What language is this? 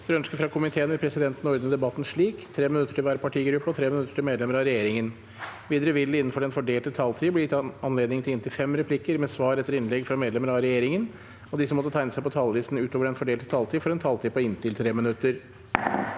Norwegian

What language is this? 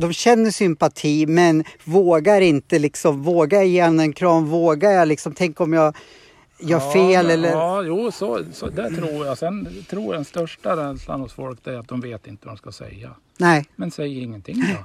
Swedish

